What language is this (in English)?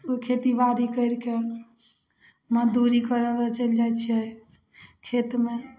Maithili